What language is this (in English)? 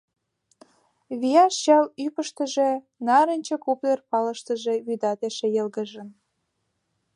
Mari